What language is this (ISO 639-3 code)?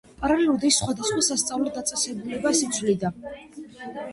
kat